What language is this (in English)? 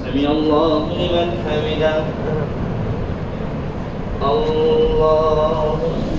Arabic